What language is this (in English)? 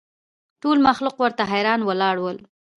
Pashto